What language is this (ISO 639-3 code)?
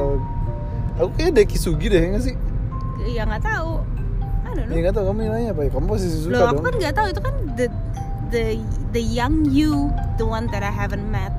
ind